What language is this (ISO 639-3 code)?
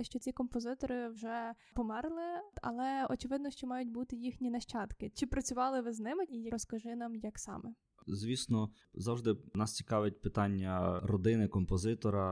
ukr